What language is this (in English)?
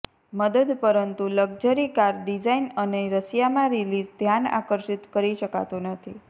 Gujarati